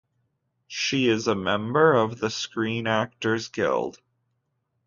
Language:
English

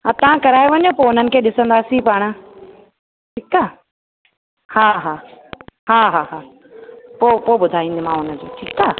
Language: Sindhi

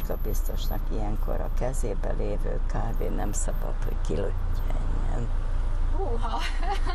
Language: Hungarian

